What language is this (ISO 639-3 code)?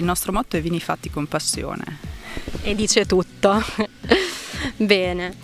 ita